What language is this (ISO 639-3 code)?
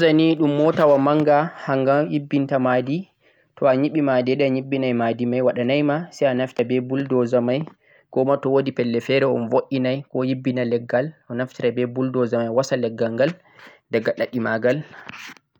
fuq